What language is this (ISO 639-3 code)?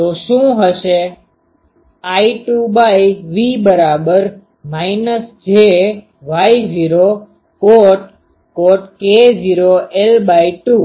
guj